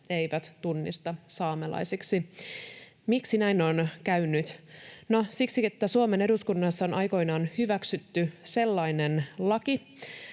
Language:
Finnish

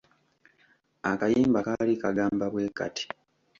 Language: Ganda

